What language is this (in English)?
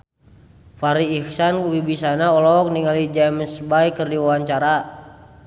Sundanese